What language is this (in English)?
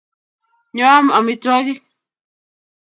Kalenjin